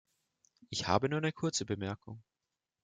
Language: German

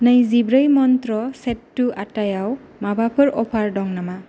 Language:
Bodo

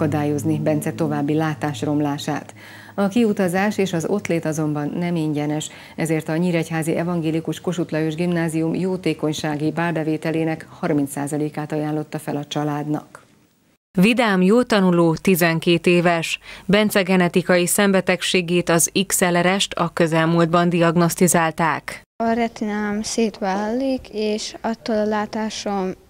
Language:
Hungarian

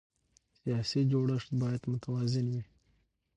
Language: Pashto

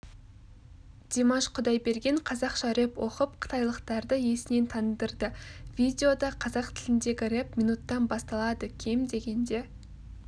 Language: Kazakh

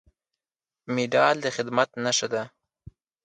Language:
Pashto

